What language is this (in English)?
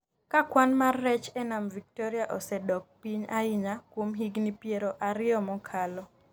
Luo (Kenya and Tanzania)